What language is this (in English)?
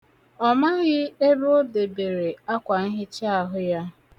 Igbo